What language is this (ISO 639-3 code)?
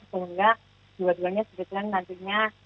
ind